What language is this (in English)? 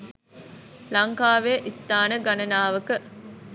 Sinhala